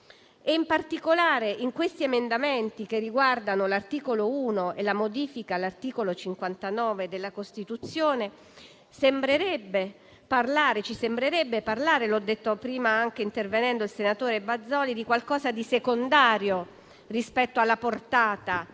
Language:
Italian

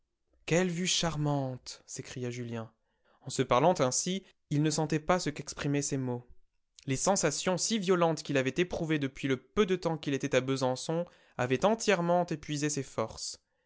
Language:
French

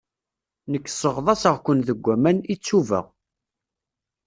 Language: Kabyle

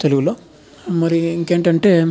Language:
Telugu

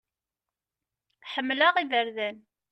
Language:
Kabyle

